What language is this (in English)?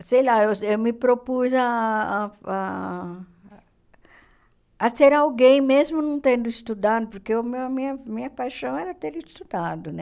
Portuguese